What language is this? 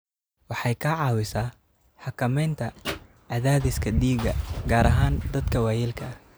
Somali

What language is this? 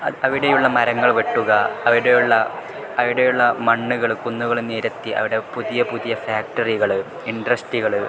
Malayalam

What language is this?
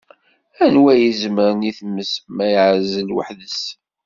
Kabyle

